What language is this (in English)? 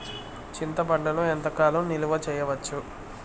Telugu